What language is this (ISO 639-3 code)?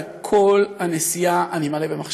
heb